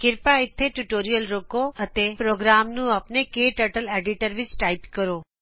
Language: Punjabi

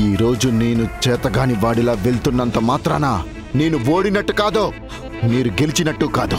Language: Telugu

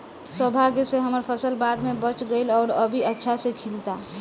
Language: Bhojpuri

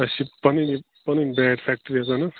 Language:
Kashmiri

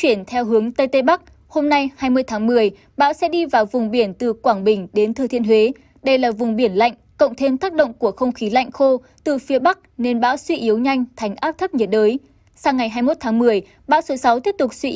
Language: Vietnamese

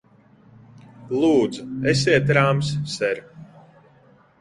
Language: Latvian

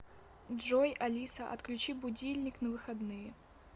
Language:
Russian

